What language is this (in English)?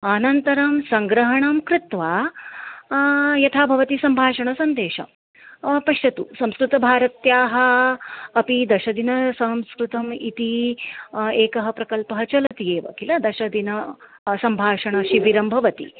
Sanskrit